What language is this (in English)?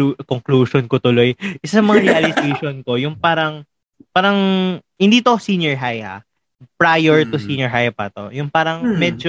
Filipino